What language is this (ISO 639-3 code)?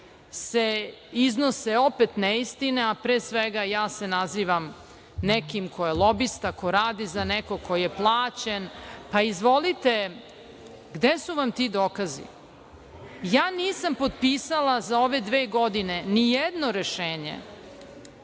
srp